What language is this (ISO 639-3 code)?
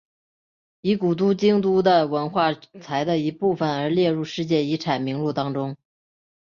zho